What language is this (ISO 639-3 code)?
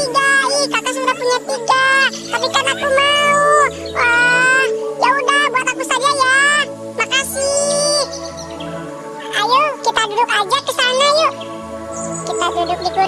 ind